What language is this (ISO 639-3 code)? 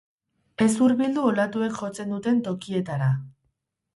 eus